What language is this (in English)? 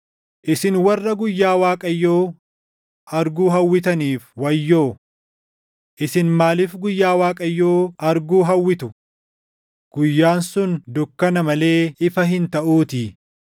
Oromo